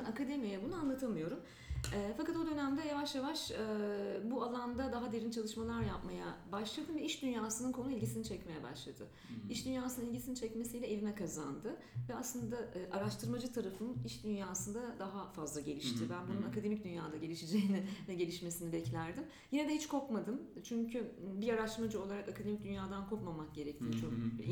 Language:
Turkish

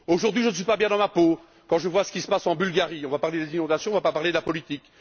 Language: French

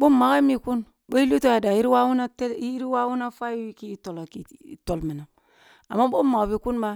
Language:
Kulung (Nigeria)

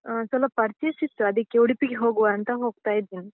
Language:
Kannada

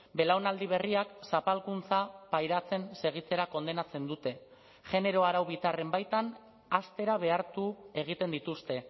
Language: Basque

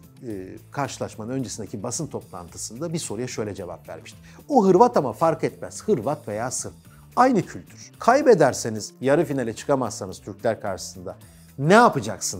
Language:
Turkish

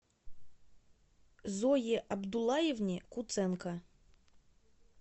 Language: Russian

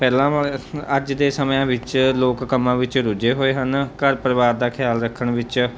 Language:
Punjabi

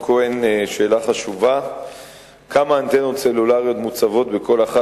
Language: Hebrew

